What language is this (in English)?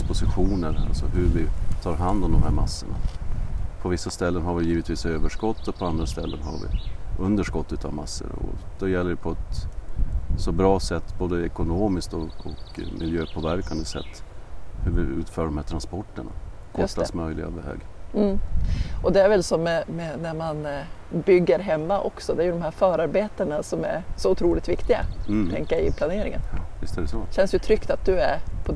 Swedish